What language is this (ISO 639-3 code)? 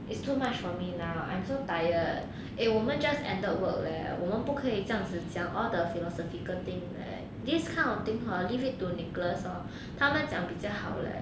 eng